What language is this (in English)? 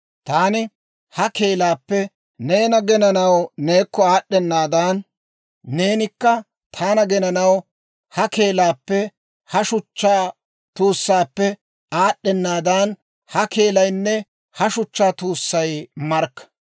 Dawro